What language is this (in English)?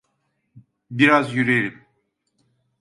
Turkish